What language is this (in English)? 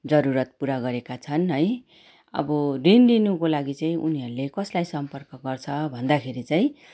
Nepali